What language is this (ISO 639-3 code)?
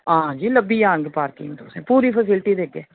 doi